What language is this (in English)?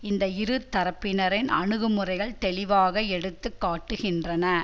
Tamil